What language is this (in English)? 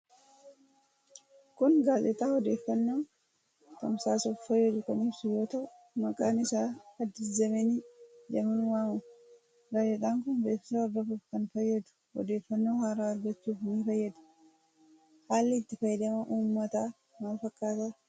Oromo